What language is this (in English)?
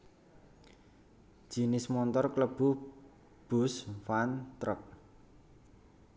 Javanese